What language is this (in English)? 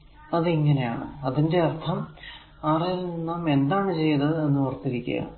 Malayalam